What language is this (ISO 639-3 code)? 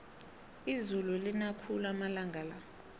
nbl